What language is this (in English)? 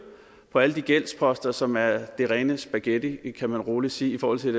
Danish